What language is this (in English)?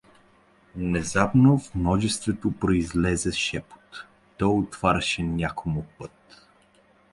Bulgarian